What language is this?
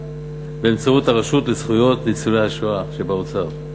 Hebrew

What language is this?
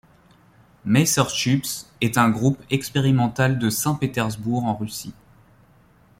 French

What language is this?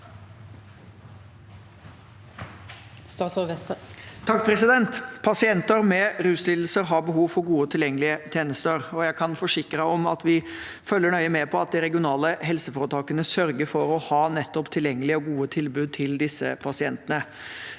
Norwegian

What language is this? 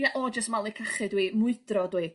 Welsh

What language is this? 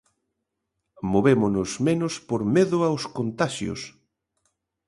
Galician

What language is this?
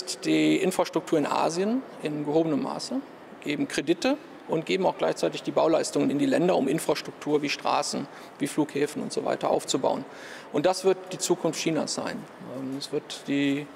German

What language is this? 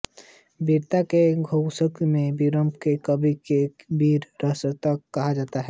Hindi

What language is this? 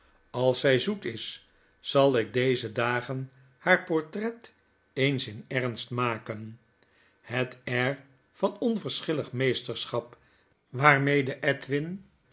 Dutch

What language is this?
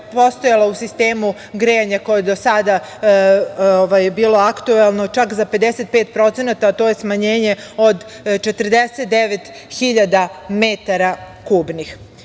Serbian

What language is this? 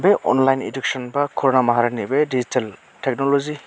Bodo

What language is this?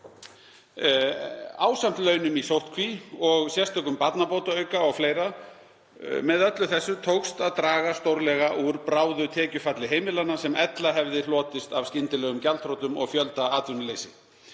Icelandic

